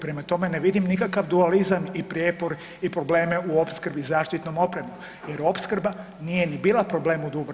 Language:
Croatian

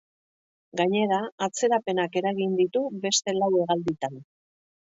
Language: Basque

